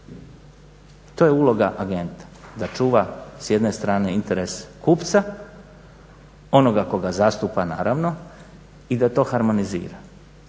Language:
Croatian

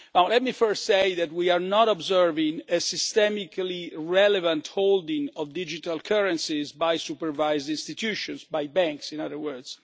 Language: English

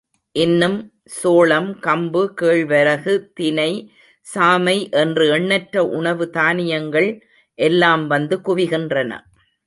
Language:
Tamil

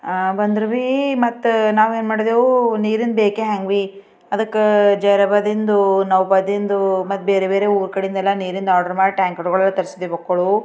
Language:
Kannada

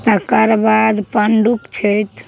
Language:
Maithili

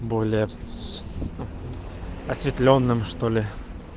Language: Russian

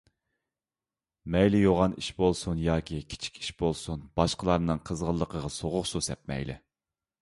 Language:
Uyghur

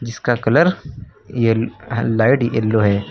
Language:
Hindi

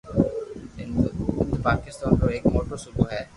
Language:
Loarki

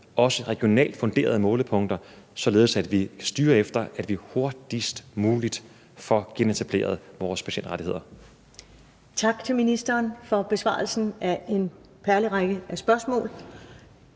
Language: Danish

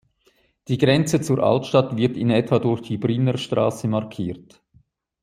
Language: German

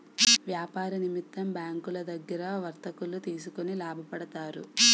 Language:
Telugu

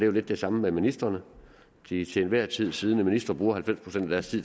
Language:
Danish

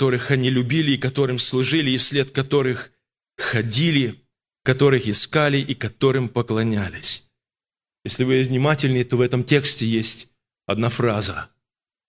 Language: Russian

